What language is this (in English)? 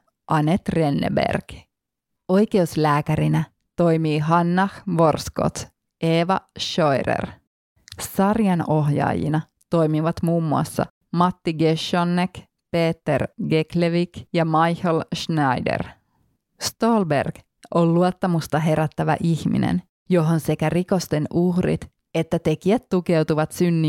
Finnish